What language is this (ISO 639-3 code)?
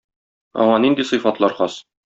tat